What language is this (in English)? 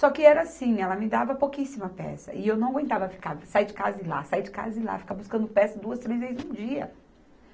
Portuguese